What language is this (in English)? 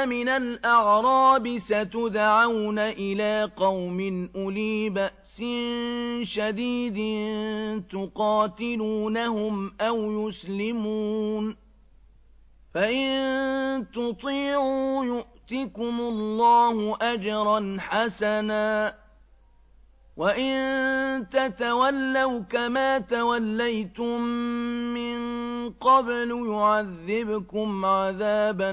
Arabic